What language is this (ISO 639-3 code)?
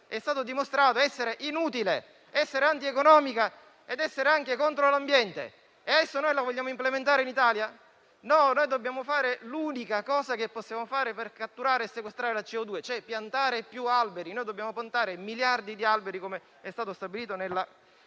ita